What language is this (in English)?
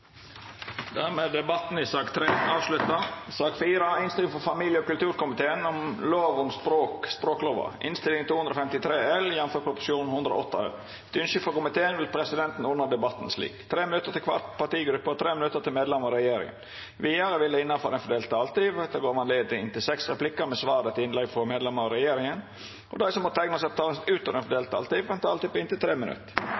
Norwegian